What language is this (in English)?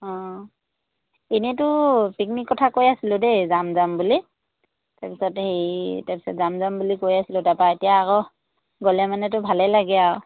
Assamese